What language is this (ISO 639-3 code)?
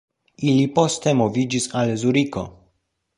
epo